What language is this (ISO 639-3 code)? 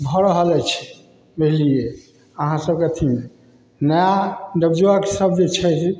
mai